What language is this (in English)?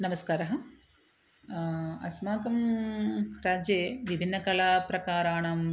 Sanskrit